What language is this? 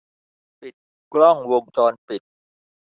Thai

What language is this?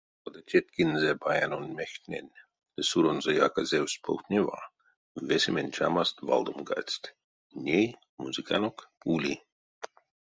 Erzya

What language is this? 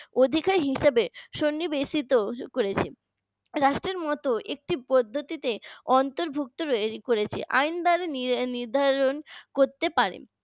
Bangla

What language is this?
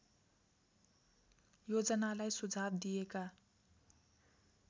Nepali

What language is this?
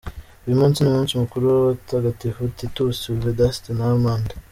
Kinyarwanda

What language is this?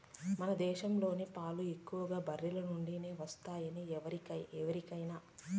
Telugu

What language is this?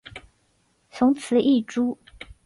Chinese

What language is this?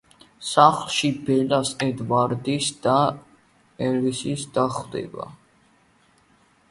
Georgian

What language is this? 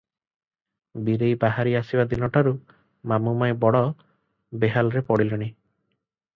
Odia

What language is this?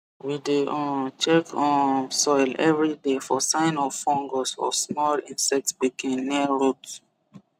Nigerian Pidgin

